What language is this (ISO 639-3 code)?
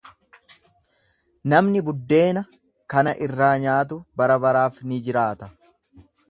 orm